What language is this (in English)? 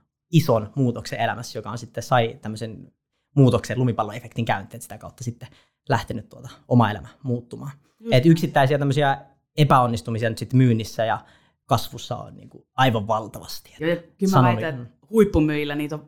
Finnish